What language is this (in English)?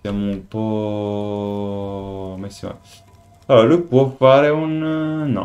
Italian